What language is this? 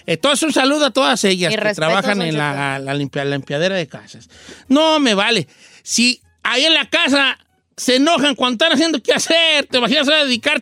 Spanish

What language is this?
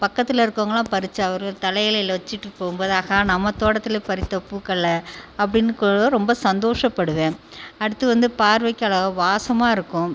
Tamil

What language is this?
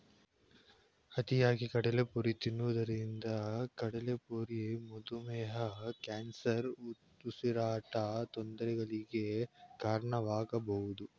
Kannada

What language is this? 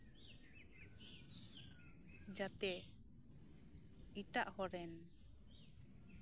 Santali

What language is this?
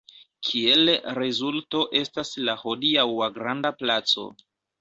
Esperanto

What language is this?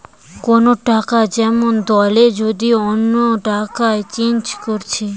Bangla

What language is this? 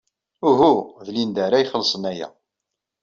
Kabyle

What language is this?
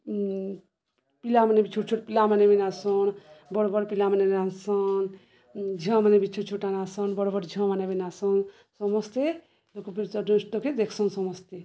Odia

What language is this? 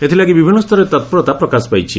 Odia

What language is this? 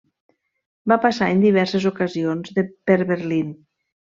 Catalan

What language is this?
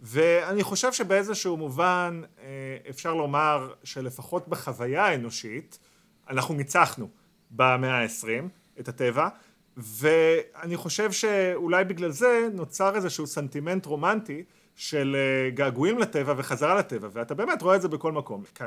Hebrew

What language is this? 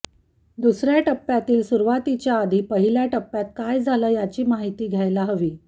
Marathi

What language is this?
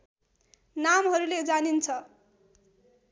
Nepali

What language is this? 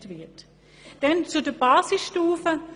Swiss German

